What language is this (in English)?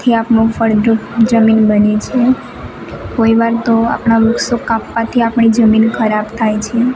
Gujarati